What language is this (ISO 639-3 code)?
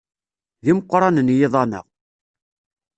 kab